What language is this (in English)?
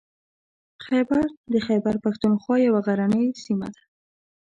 Pashto